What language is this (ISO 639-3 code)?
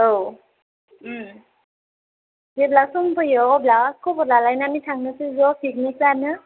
brx